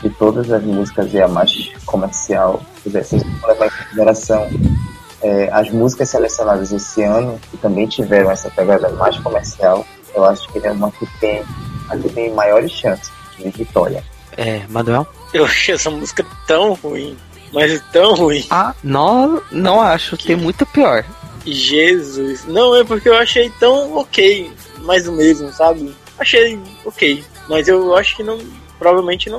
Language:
Portuguese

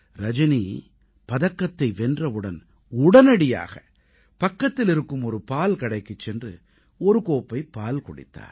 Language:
Tamil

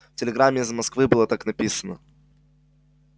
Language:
Russian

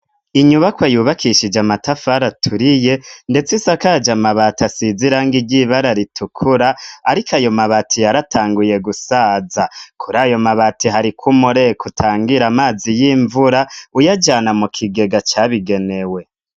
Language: Rundi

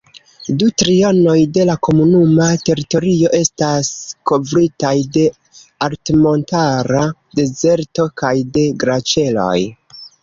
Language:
Esperanto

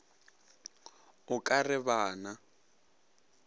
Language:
Northern Sotho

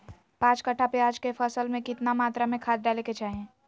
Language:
Magahi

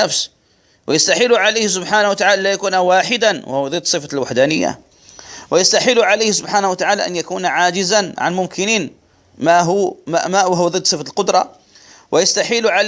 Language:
Arabic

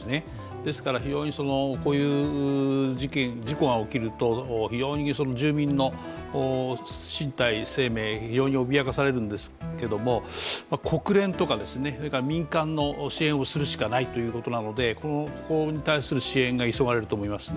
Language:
Japanese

